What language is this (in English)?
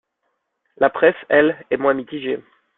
French